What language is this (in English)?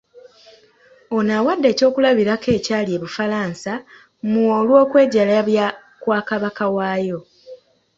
Ganda